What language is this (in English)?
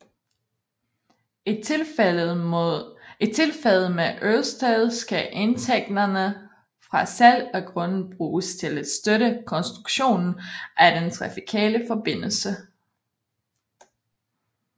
Danish